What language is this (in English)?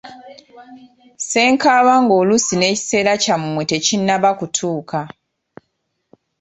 Ganda